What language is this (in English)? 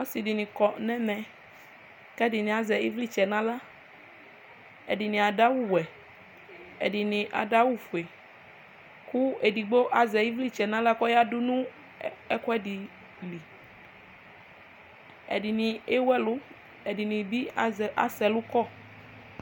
Ikposo